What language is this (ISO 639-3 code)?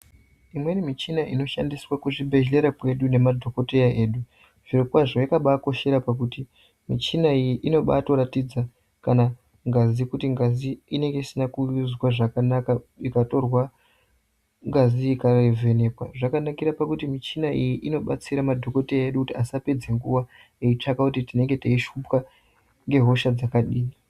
ndc